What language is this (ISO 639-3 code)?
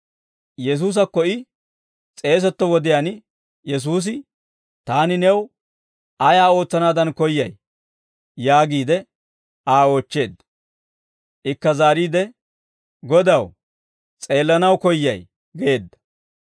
dwr